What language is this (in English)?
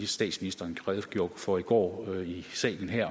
Danish